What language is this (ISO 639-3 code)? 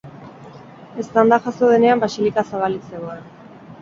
eus